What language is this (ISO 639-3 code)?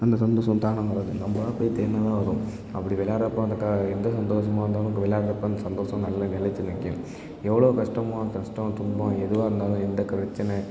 tam